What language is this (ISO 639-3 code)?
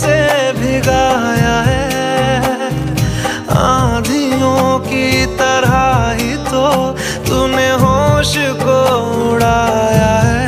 hin